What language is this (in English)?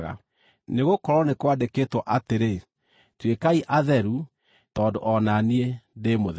Kikuyu